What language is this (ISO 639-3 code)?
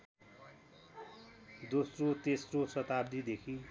nep